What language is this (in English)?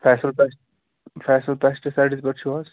Kashmiri